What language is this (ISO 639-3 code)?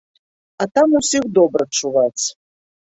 bel